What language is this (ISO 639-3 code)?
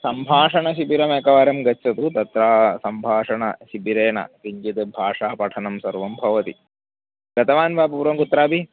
san